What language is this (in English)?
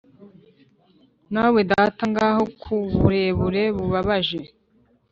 Kinyarwanda